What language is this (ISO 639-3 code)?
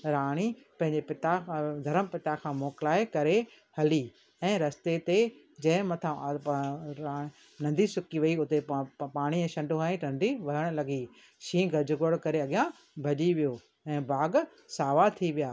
snd